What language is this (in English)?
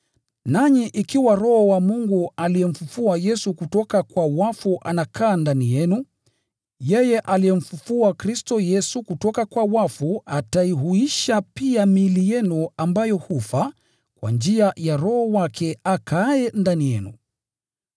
Swahili